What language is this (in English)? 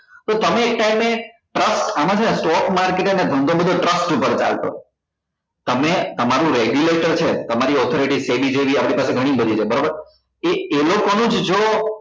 Gujarati